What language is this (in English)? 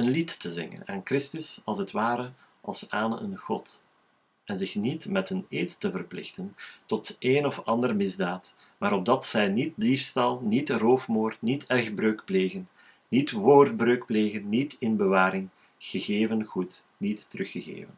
Dutch